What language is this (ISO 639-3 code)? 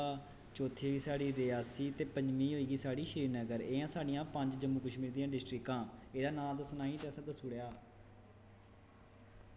doi